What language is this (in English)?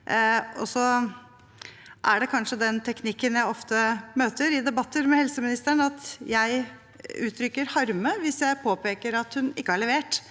Norwegian